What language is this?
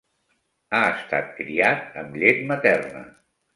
Catalan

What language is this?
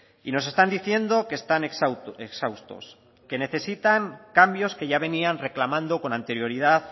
Spanish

